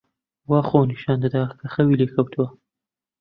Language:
Central Kurdish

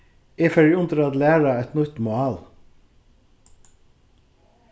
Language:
Faroese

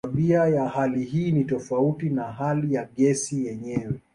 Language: Swahili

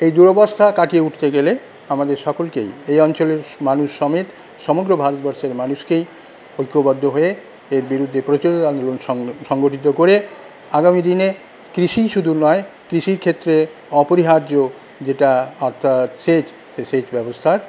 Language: Bangla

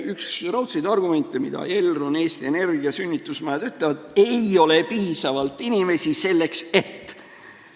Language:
Estonian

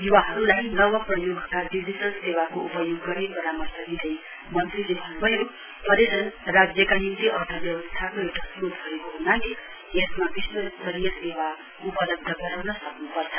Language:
Nepali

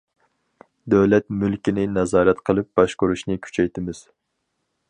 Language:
Uyghur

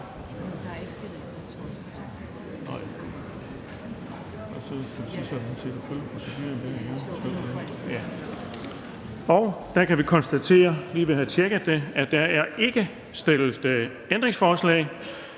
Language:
Danish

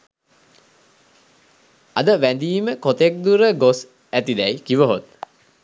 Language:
Sinhala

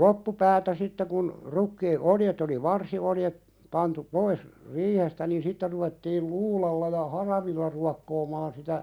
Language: Finnish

